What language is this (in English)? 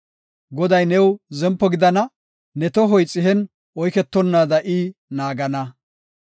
Gofa